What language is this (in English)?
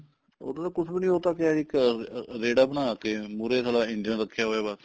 Punjabi